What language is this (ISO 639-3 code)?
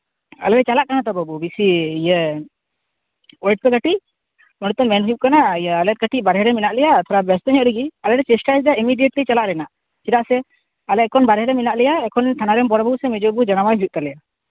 sat